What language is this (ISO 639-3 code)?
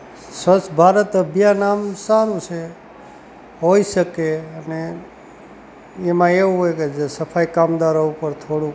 guj